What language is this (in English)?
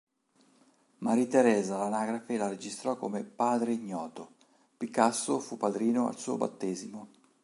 Italian